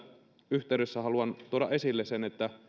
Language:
Finnish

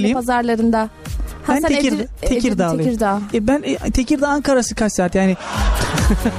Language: Turkish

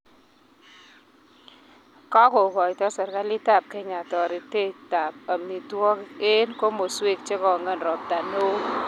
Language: Kalenjin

